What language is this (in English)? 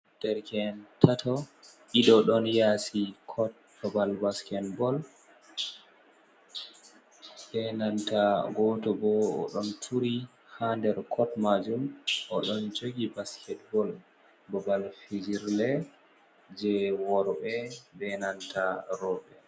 Fula